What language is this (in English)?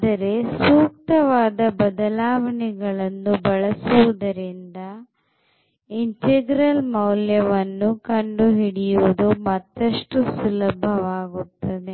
Kannada